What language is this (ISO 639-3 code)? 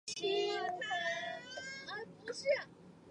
zho